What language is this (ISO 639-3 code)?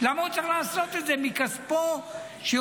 heb